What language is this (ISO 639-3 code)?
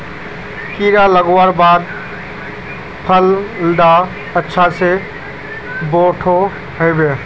mag